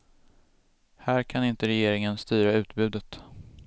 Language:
Swedish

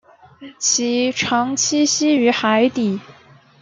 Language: Chinese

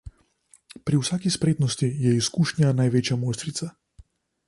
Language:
Slovenian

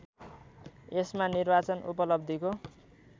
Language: Nepali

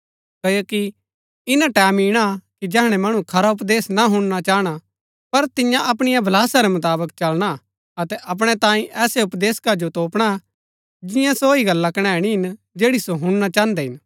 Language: Gaddi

